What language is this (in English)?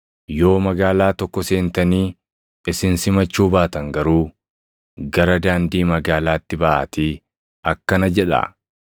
Oromo